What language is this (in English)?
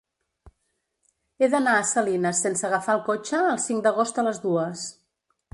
Catalan